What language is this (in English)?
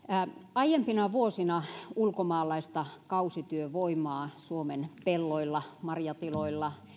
Finnish